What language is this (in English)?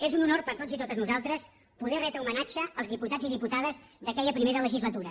Catalan